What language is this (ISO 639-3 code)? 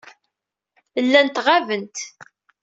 kab